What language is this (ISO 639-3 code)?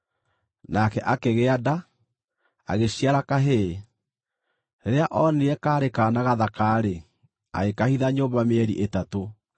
kik